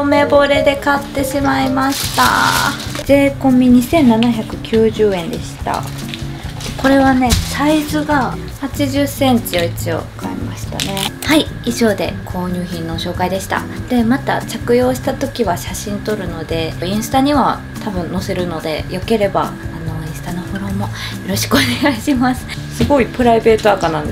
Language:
Japanese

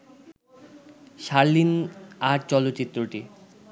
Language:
Bangla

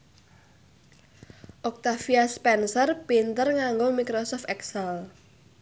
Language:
Javanese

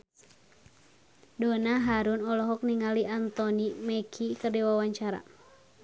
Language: Sundanese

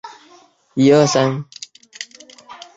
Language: Chinese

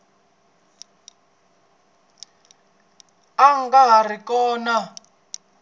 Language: Tsonga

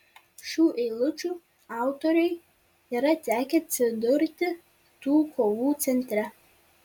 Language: Lithuanian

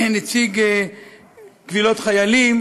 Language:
Hebrew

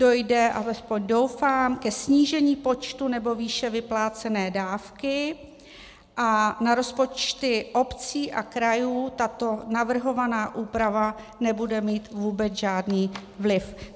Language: Czech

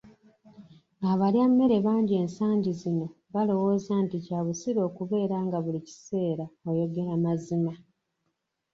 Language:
Ganda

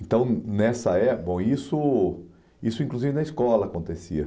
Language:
Portuguese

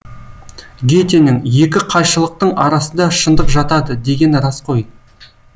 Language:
Kazakh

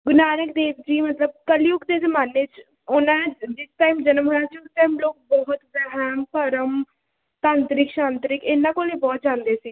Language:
Punjabi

